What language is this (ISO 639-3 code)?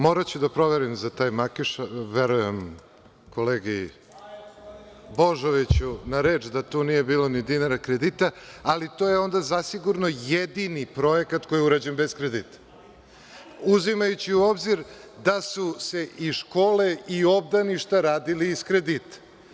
srp